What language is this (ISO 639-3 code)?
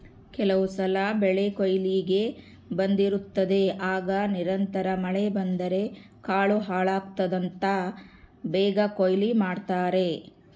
kan